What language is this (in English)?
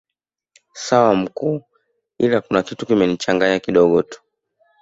Swahili